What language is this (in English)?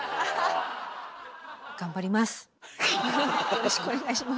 Japanese